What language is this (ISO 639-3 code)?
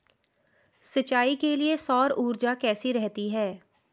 hin